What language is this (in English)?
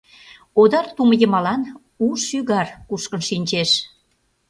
Mari